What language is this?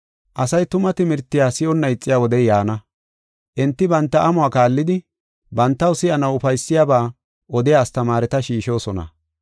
Gofa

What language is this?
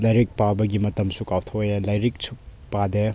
Manipuri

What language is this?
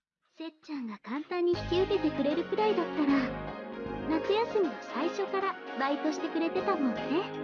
Japanese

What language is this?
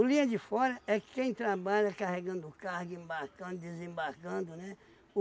Portuguese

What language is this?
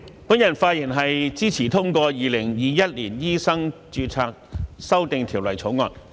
Cantonese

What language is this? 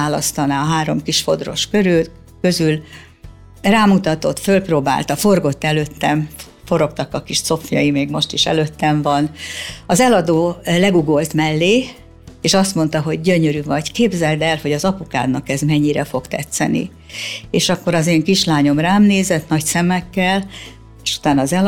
Hungarian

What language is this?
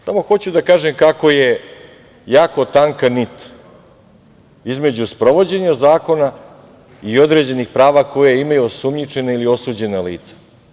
Serbian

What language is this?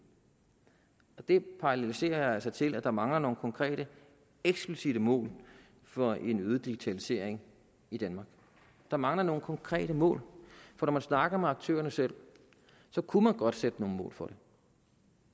Danish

